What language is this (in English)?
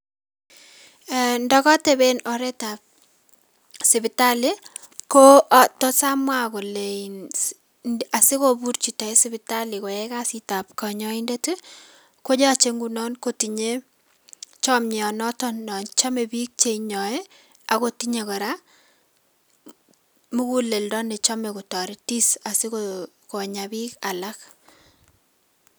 Kalenjin